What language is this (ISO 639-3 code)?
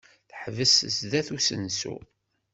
kab